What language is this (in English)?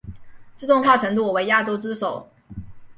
Chinese